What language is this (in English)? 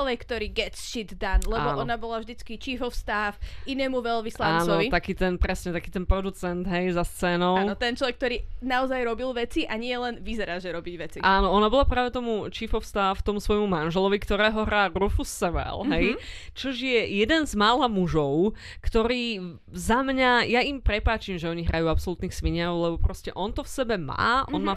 Slovak